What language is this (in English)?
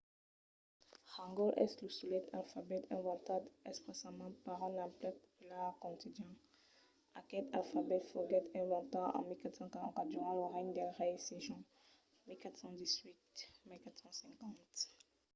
Occitan